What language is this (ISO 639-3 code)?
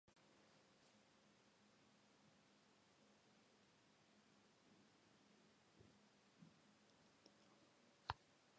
eus